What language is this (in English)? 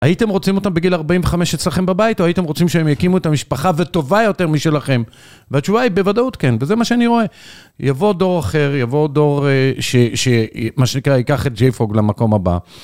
Hebrew